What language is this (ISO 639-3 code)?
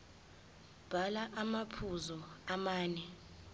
zul